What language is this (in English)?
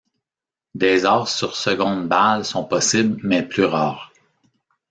French